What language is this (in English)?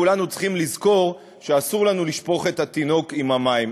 Hebrew